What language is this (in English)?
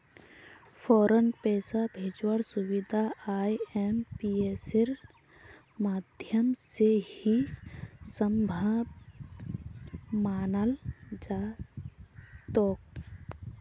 Magahi